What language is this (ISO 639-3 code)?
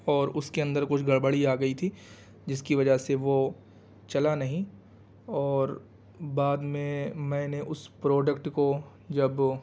urd